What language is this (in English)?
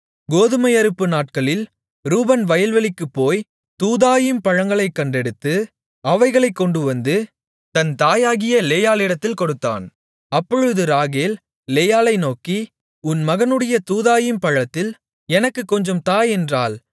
Tamil